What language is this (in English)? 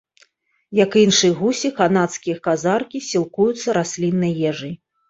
Belarusian